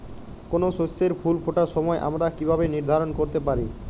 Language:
Bangla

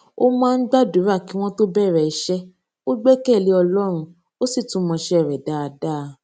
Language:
Yoruba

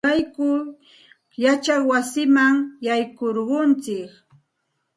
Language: Santa Ana de Tusi Pasco Quechua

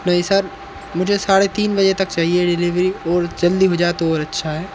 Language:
Hindi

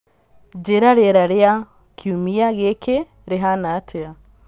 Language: Kikuyu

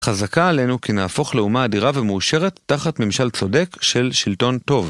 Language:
Hebrew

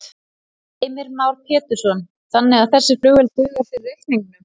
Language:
Icelandic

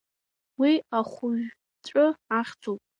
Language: Abkhazian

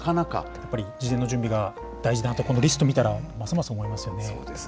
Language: Japanese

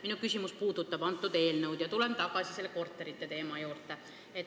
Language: Estonian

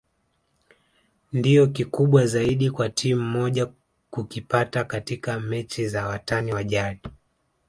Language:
Swahili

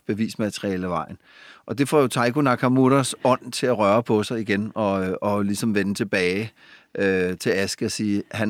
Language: Danish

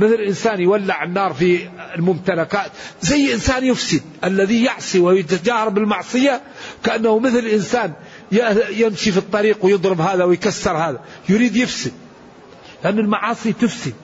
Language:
Arabic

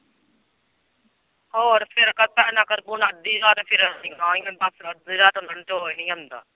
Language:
Punjabi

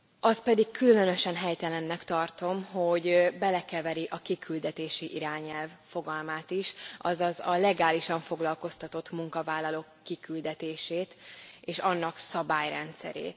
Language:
Hungarian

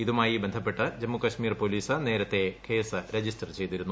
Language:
Malayalam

